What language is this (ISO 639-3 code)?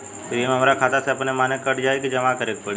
bho